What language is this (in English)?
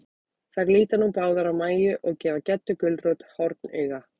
Icelandic